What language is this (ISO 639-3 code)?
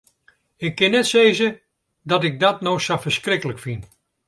fry